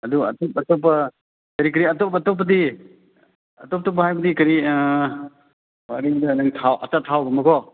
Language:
Manipuri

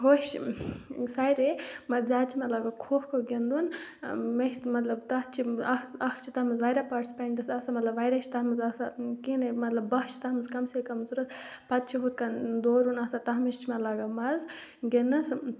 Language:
Kashmiri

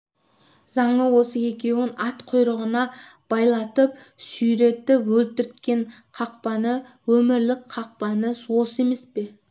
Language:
Kazakh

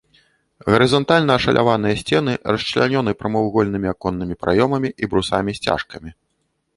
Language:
Belarusian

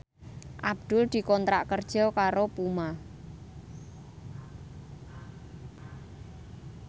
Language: Javanese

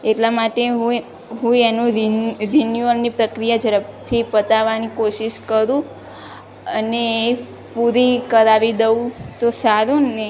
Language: Gujarati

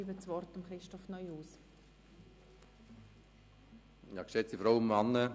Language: Swiss German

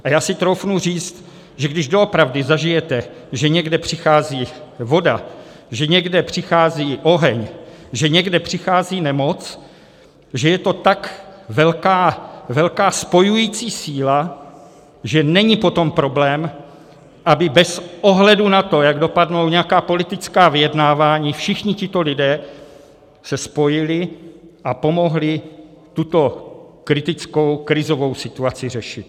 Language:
Czech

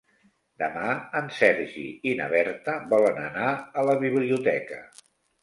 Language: Catalan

